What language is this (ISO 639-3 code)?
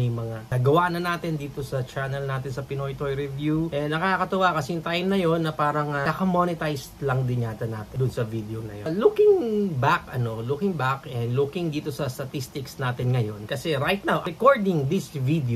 fil